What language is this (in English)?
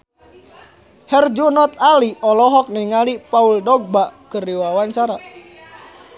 Sundanese